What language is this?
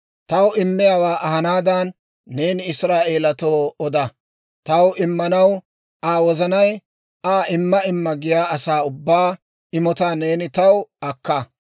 Dawro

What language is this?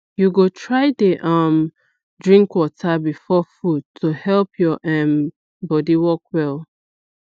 Nigerian Pidgin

